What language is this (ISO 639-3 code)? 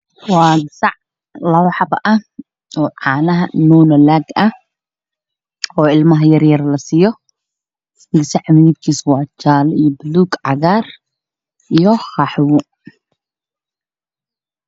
som